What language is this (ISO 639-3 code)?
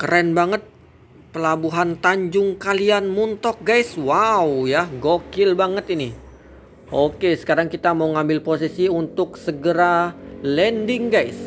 ind